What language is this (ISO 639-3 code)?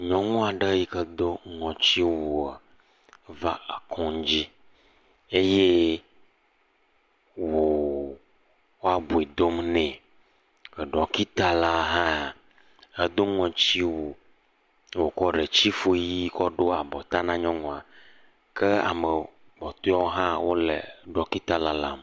ewe